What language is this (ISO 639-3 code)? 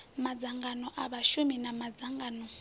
ven